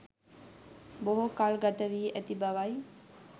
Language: Sinhala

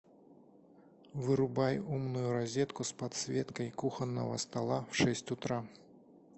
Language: Russian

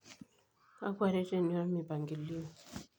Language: Masai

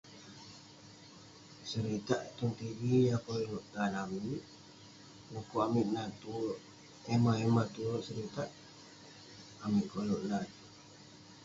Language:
Western Penan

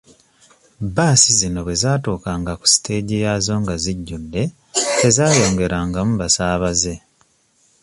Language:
Ganda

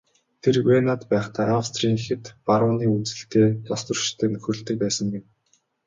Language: Mongolian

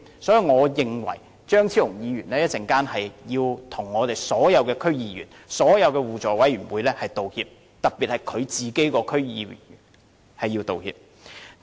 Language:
Cantonese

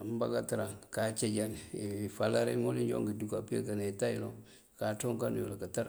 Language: Mandjak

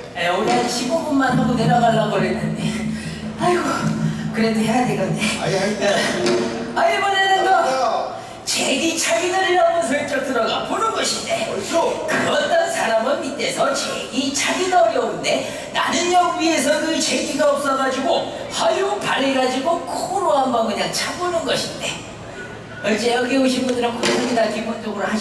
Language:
Korean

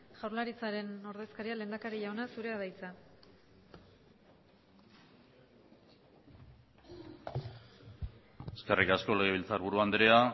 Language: Basque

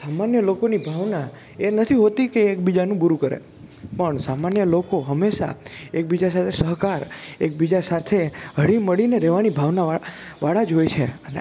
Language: Gujarati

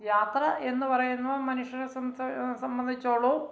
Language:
Malayalam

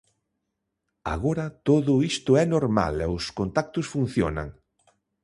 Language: Galician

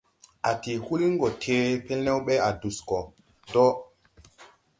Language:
Tupuri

